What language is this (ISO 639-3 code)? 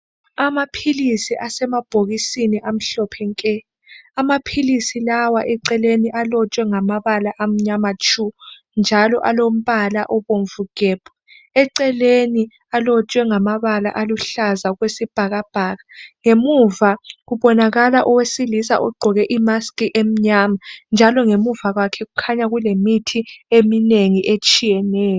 nde